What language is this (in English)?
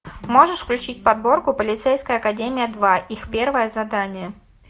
Russian